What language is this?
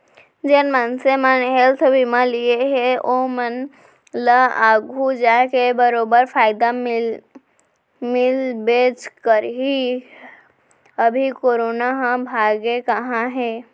Chhattisgarhi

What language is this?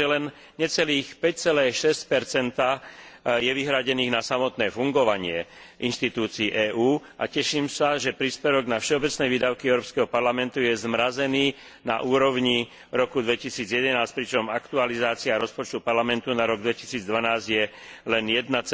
Slovak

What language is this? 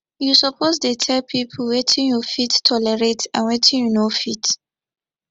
Nigerian Pidgin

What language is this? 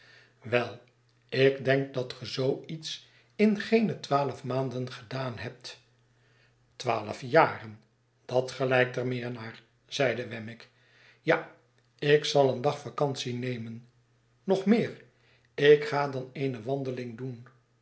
Dutch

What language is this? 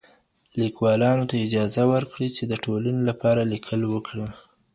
Pashto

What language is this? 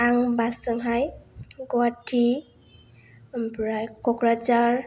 Bodo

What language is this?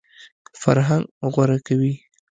Pashto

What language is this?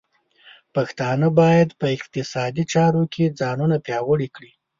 Pashto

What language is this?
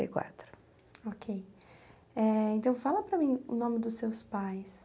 Portuguese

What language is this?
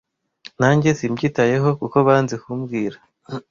Kinyarwanda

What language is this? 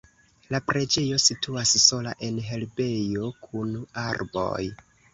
Esperanto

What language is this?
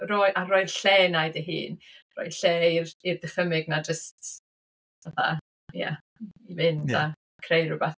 Welsh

